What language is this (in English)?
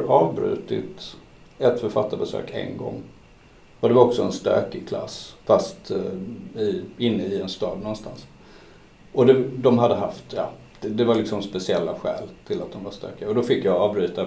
Swedish